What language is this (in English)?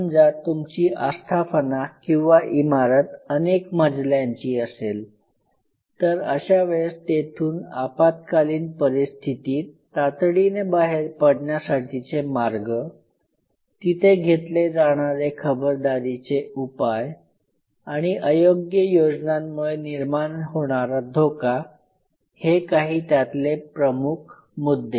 Marathi